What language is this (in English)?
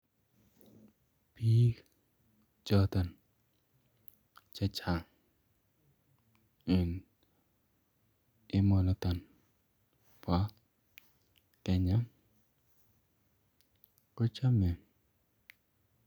Kalenjin